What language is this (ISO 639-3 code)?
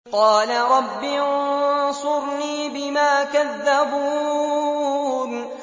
ara